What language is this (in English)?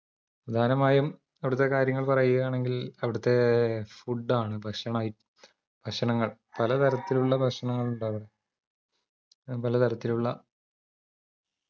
Malayalam